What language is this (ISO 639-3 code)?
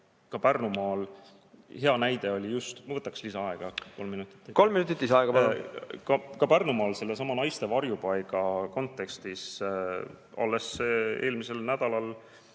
est